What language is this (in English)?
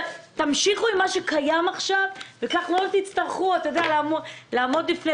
Hebrew